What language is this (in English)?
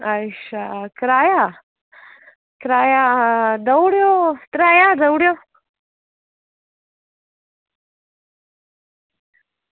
Dogri